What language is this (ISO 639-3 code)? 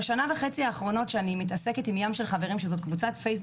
heb